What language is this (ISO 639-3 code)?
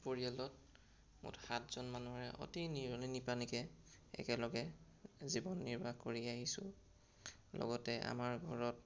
asm